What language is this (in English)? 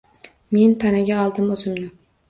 Uzbek